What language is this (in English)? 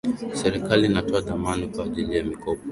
Swahili